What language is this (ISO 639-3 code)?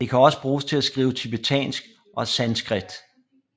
dan